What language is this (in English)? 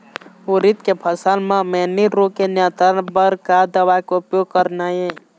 Chhattisgarhi